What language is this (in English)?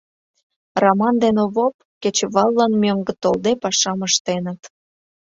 Mari